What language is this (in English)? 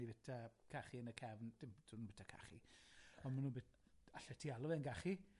Welsh